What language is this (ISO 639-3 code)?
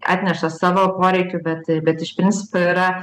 lit